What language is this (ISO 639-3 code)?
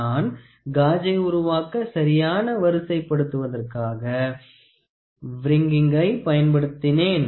tam